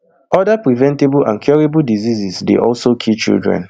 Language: Nigerian Pidgin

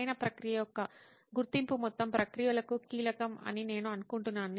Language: Telugu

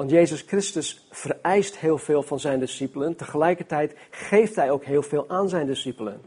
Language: Dutch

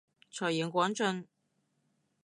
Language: Cantonese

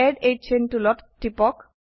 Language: Assamese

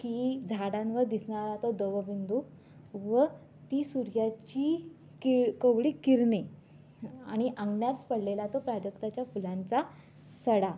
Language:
Marathi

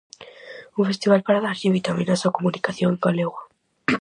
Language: Galician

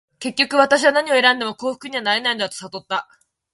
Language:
Japanese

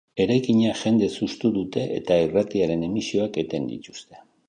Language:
Basque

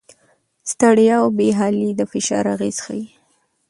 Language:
Pashto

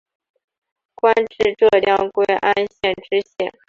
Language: Chinese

